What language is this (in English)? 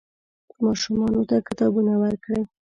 Pashto